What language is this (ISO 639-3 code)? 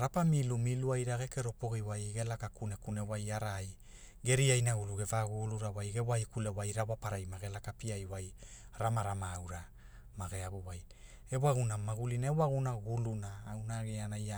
hul